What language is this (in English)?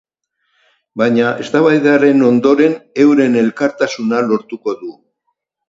Basque